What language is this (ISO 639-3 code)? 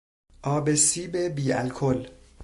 fas